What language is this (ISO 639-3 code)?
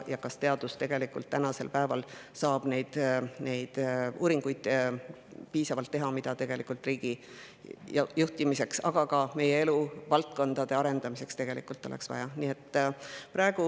est